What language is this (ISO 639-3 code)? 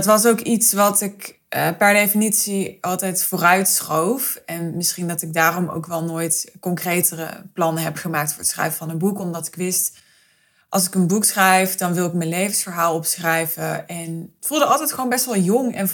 nld